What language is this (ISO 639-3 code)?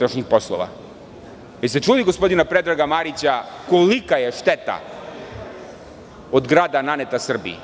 srp